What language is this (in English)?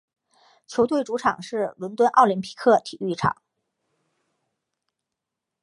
Chinese